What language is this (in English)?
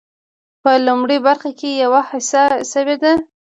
Pashto